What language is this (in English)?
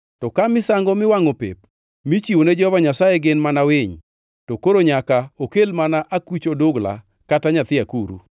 Luo (Kenya and Tanzania)